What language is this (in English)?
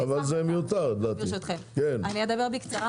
Hebrew